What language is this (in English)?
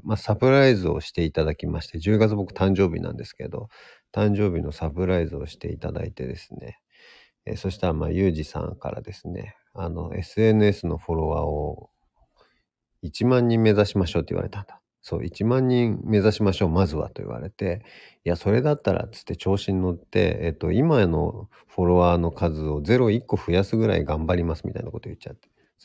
Japanese